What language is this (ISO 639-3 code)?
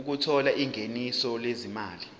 zul